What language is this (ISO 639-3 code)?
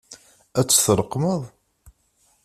kab